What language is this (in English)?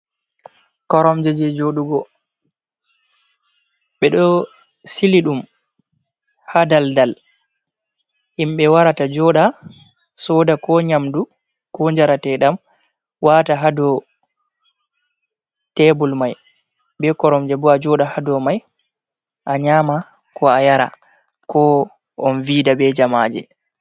Fula